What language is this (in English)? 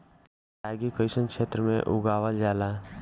Bhojpuri